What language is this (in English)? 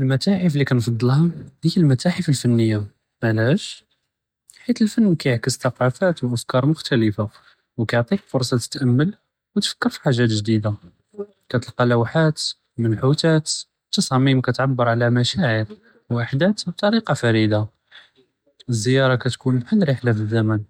Judeo-Arabic